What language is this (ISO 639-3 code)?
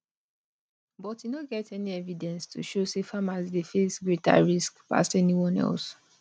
pcm